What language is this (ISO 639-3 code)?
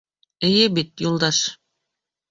bak